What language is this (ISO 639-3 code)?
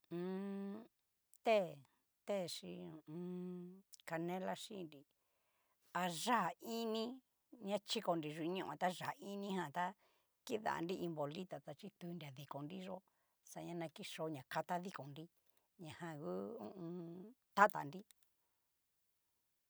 miu